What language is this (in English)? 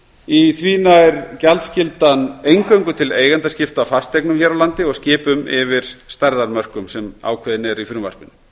Icelandic